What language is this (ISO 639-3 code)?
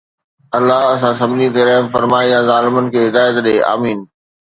snd